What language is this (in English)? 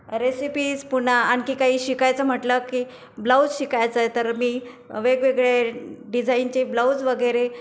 Marathi